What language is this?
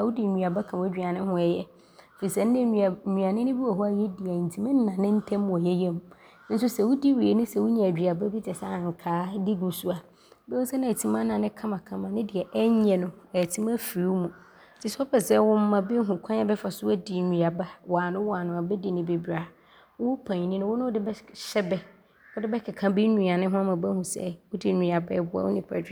Abron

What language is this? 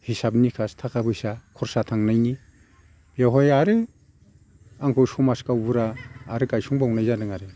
Bodo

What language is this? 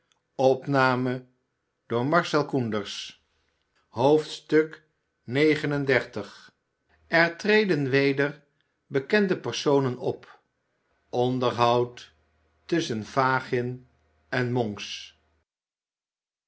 Dutch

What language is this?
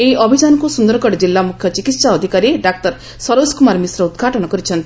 Odia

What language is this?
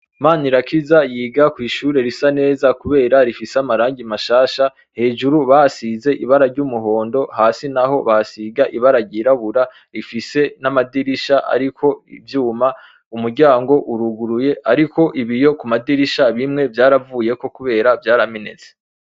Rundi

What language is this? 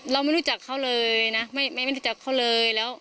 Thai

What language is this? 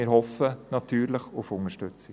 Swiss German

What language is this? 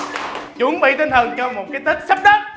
Vietnamese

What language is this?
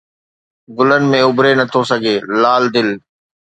Sindhi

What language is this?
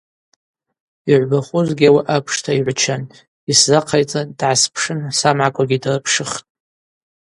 Abaza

